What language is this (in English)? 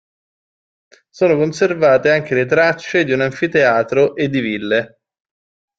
Italian